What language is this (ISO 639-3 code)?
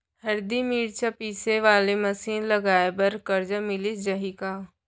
hne